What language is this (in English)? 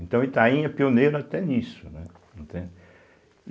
Portuguese